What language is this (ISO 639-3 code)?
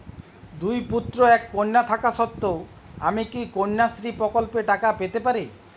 ben